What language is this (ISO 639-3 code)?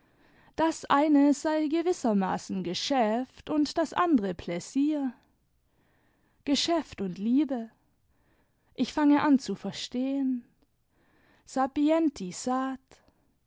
deu